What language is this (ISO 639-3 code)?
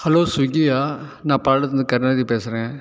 tam